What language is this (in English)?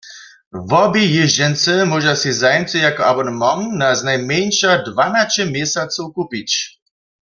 Upper Sorbian